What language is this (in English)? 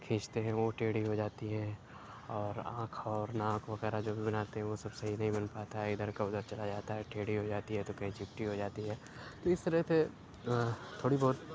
Urdu